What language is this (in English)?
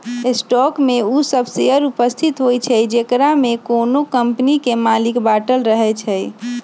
Magahi